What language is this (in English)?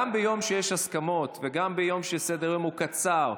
Hebrew